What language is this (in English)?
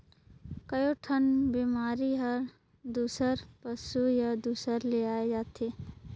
Chhattisgarhi